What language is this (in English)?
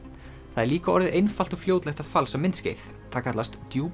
Icelandic